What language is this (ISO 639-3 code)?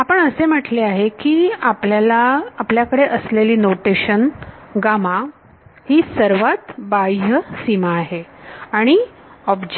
mar